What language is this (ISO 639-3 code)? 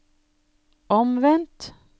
nor